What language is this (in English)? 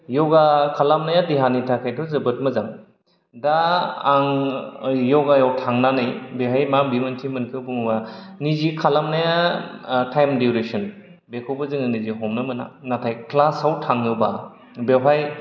Bodo